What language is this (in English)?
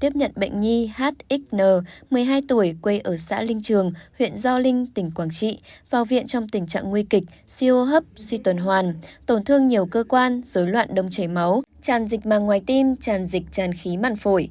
Vietnamese